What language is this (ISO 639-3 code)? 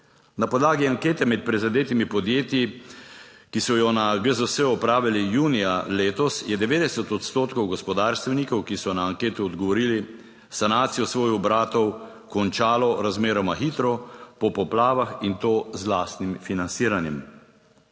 slv